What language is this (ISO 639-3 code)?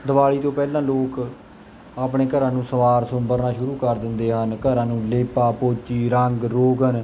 pan